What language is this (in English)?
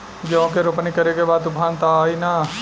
Bhojpuri